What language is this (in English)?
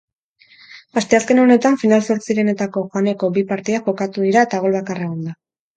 Basque